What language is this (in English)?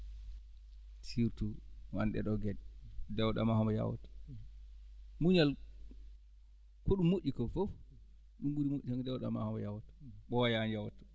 Fula